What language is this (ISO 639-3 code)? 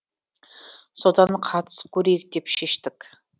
kaz